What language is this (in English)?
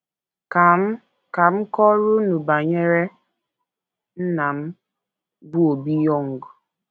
Igbo